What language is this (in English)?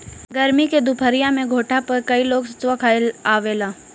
Bhojpuri